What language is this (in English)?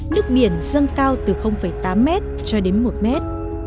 Vietnamese